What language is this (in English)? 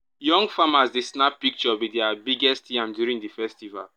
Nigerian Pidgin